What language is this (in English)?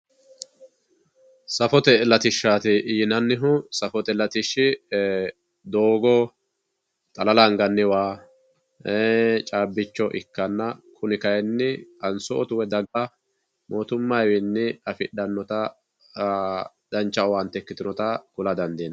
Sidamo